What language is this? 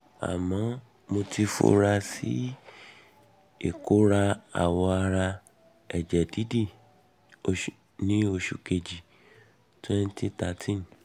Yoruba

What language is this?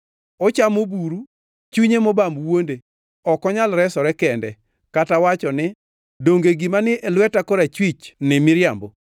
Luo (Kenya and Tanzania)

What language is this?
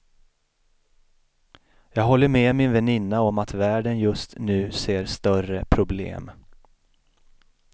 Swedish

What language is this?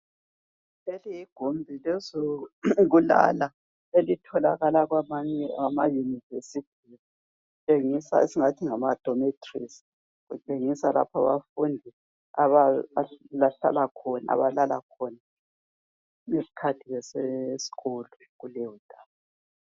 North Ndebele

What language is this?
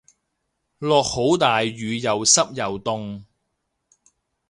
Cantonese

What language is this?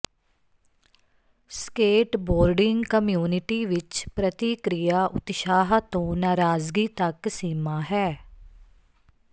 Punjabi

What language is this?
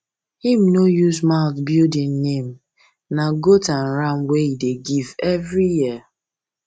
Nigerian Pidgin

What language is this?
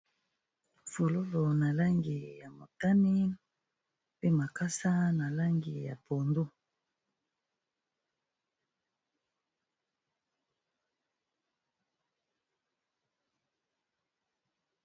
Lingala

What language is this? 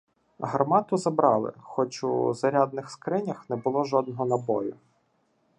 Ukrainian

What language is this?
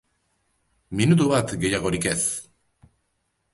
Basque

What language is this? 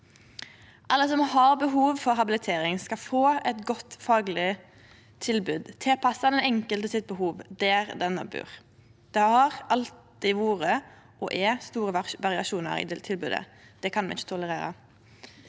Norwegian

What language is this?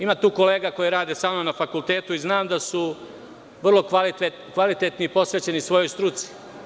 Serbian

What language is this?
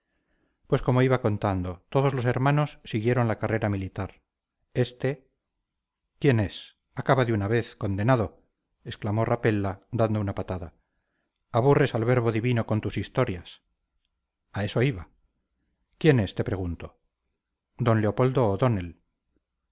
Spanish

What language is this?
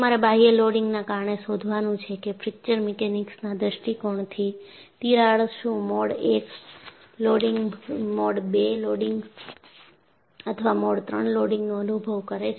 Gujarati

